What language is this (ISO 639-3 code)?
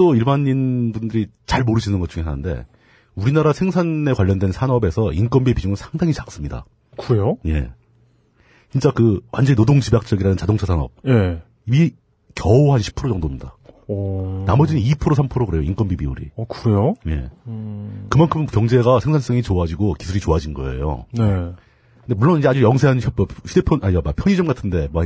kor